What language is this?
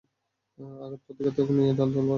Bangla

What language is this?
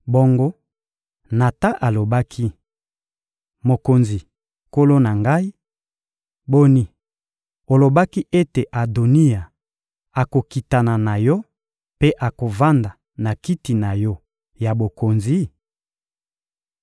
Lingala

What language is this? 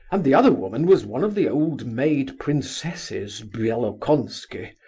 English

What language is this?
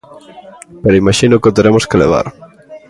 Galician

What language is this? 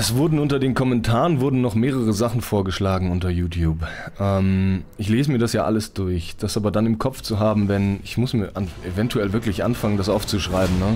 German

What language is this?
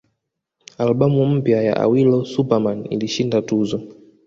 Swahili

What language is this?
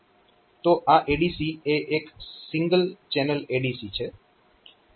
Gujarati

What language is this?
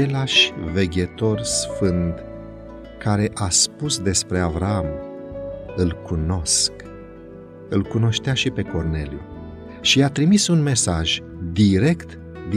Romanian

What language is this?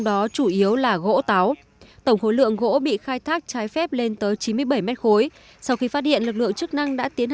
Vietnamese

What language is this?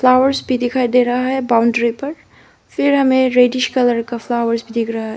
Hindi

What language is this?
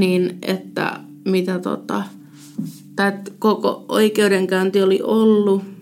Finnish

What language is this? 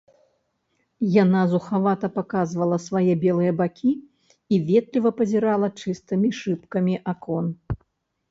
Belarusian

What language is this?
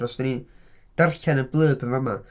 Welsh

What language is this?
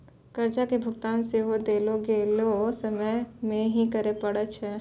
Maithili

